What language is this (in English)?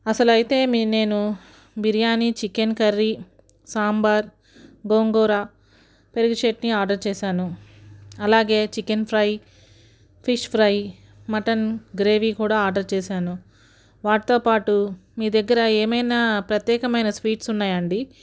Telugu